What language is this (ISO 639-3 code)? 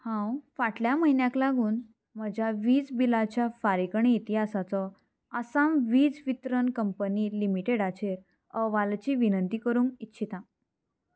kok